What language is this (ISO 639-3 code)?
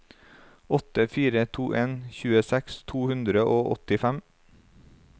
nor